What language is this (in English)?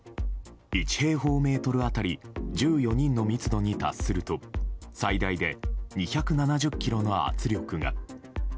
Japanese